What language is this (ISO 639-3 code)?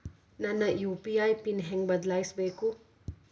kan